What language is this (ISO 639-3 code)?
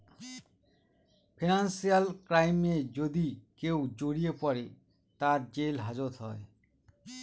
ben